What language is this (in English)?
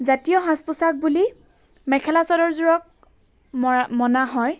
Assamese